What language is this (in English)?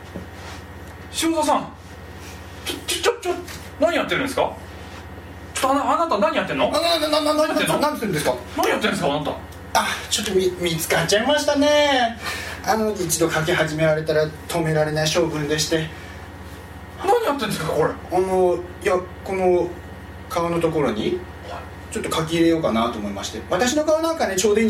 Japanese